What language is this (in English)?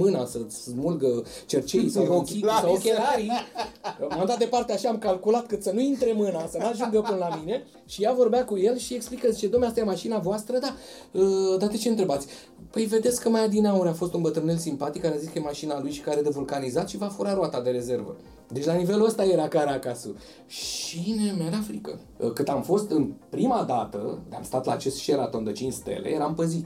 Romanian